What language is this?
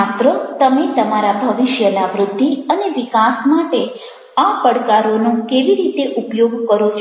Gujarati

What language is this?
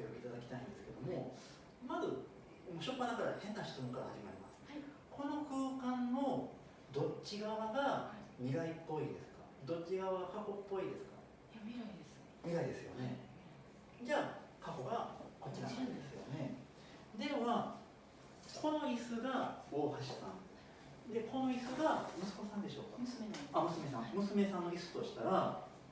Japanese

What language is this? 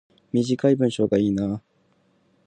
Japanese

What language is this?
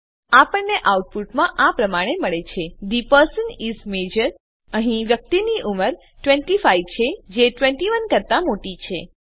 Gujarati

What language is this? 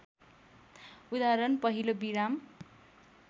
Nepali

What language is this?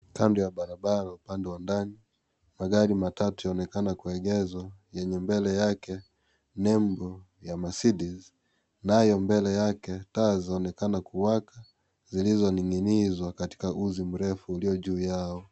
Swahili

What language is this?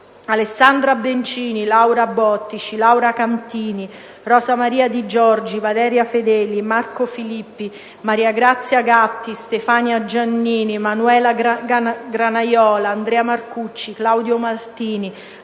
Italian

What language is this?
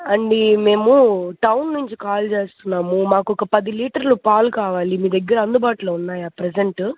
Telugu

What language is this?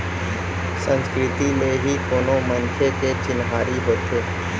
Chhattisgarhi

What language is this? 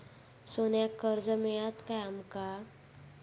Marathi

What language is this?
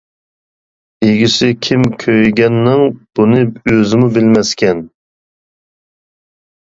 Uyghur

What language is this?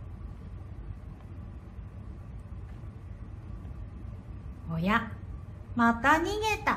Japanese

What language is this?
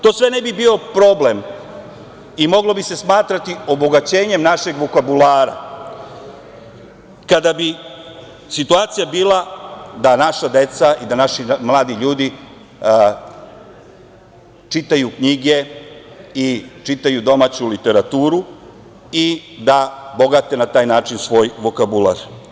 Serbian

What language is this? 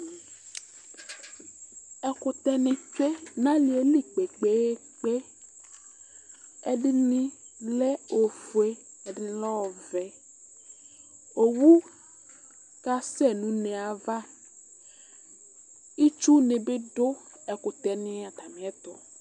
Ikposo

